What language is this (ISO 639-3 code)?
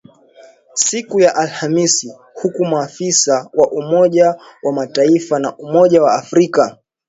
swa